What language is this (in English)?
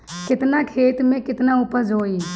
Bhojpuri